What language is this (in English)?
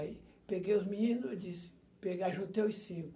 Portuguese